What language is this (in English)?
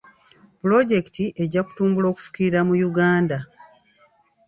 Ganda